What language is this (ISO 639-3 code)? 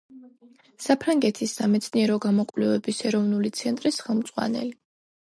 kat